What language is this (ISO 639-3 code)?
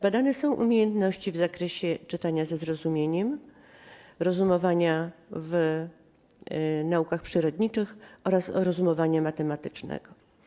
pol